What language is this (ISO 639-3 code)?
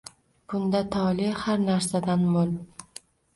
uzb